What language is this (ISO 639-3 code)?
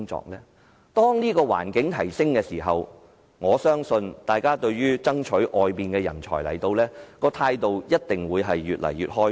yue